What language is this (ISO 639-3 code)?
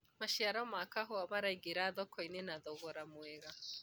kik